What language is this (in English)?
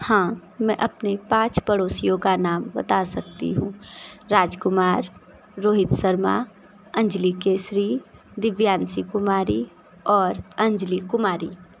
Hindi